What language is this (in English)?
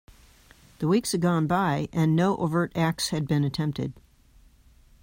English